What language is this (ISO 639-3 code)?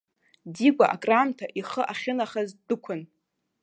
abk